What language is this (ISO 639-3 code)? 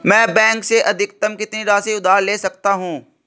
hin